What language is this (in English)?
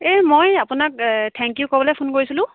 Assamese